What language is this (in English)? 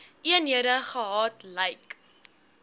Afrikaans